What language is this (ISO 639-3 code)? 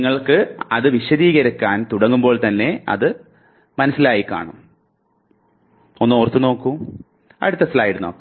mal